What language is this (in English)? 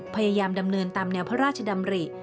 Thai